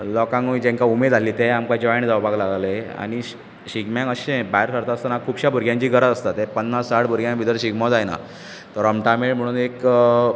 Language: Konkani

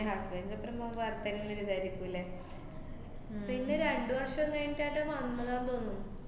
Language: Malayalam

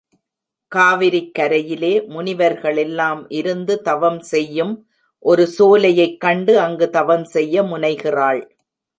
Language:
Tamil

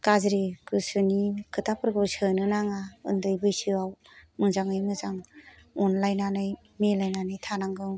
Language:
Bodo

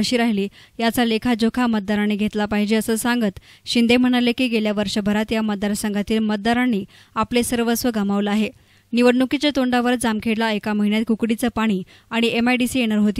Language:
Hindi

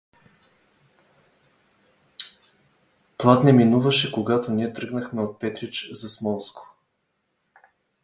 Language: Bulgarian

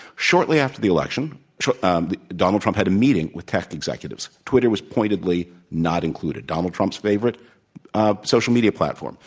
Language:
English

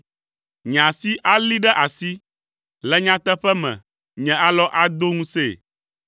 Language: Ewe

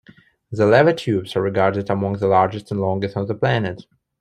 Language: English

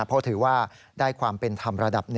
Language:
Thai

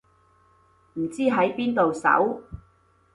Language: Cantonese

